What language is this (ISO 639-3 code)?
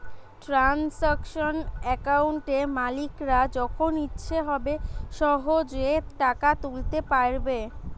ben